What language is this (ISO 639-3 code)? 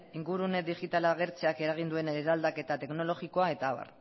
eus